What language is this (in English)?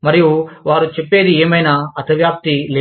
Telugu